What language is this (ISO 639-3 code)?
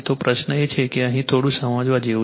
guj